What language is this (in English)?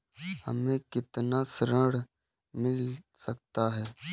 Hindi